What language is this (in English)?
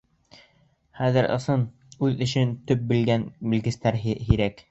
Bashkir